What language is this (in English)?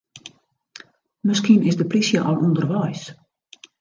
Western Frisian